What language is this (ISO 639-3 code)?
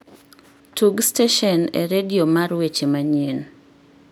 luo